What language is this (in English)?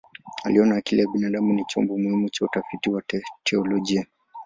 Swahili